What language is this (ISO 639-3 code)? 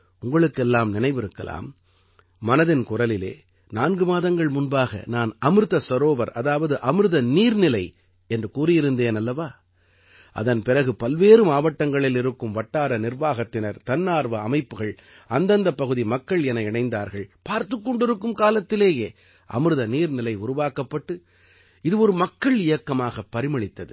tam